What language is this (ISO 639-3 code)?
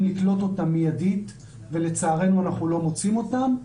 heb